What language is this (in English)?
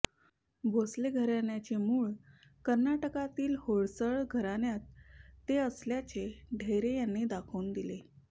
Marathi